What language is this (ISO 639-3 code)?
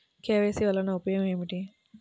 tel